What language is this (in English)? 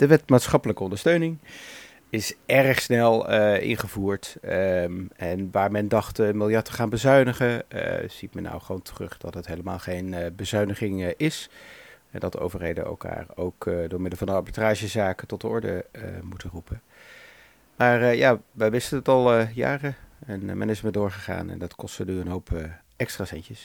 Dutch